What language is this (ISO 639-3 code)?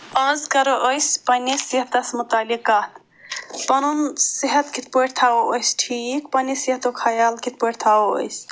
kas